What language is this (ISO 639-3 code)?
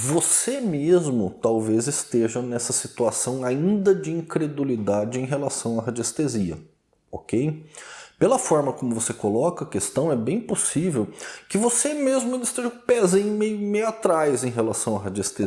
por